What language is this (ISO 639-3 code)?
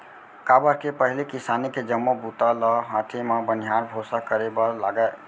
hne